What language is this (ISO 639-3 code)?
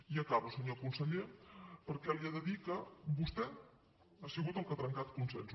cat